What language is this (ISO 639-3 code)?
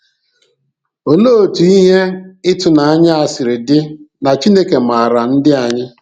ibo